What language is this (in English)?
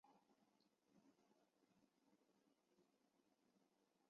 Chinese